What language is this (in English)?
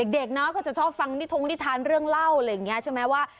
Thai